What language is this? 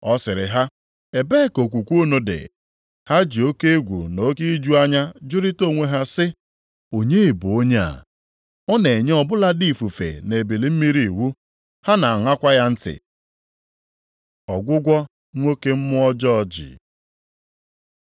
Igbo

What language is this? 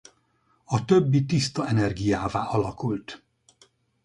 Hungarian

